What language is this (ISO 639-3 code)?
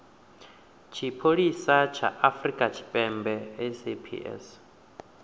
ven